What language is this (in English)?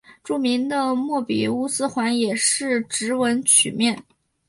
Chinese